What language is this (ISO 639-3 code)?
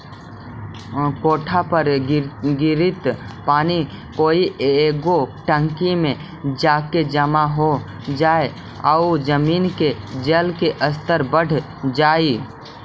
mag